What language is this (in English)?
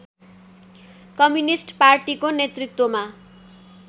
Nepali